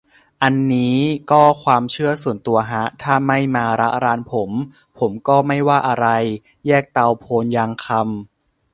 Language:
Thai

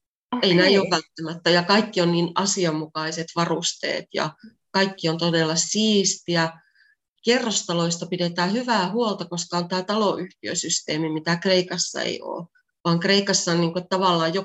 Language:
Finnish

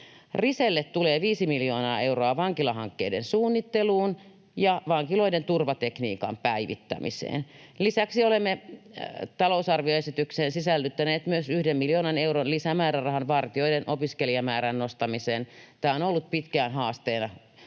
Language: Finnish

